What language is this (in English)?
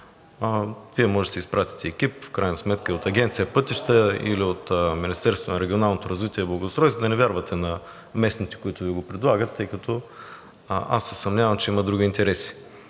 Bulgarian